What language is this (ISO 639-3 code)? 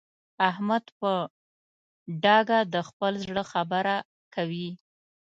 pus